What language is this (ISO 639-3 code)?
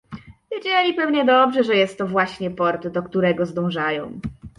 pol